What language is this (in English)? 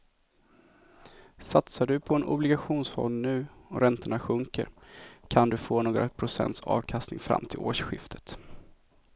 Swedish